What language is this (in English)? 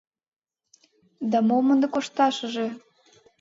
Mari